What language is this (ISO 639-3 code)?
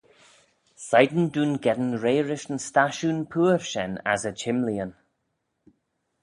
glv